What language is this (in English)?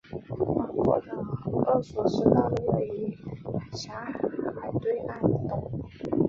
Chinese